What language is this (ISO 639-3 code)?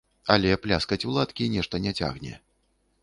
bel